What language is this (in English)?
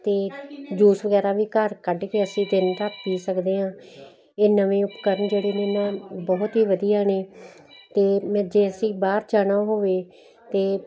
Punjabi